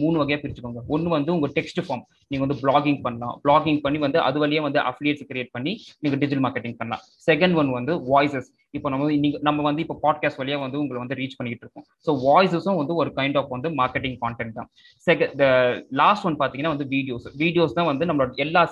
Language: Tamil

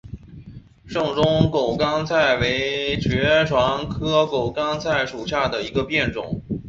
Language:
Chinese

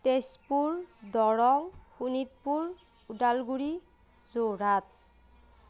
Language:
Assamese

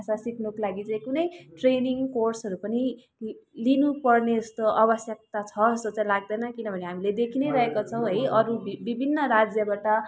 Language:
Nepali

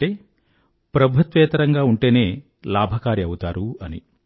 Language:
Telugu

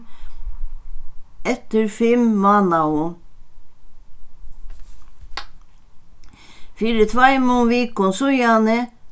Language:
Faroese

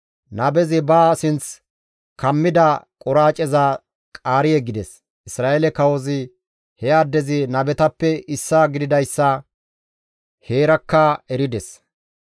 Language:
Gamo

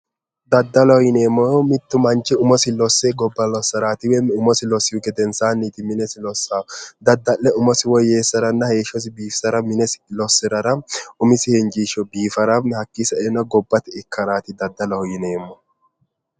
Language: Sidamo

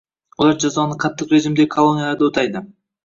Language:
Uzbek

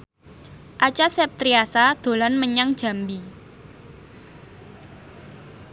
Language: Javanese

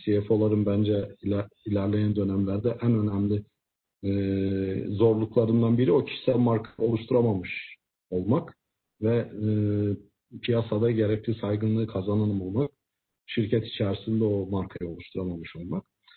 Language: Turkish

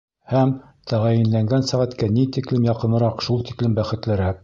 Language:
Bashkir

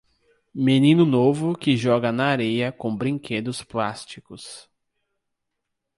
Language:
Portuguese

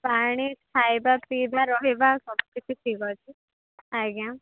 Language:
Odia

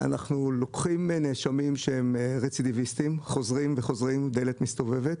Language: Hebrew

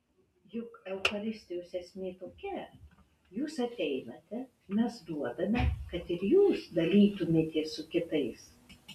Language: Lithuanian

